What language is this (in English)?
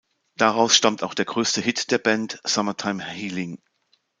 German